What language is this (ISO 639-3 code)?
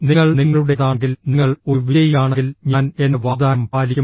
mal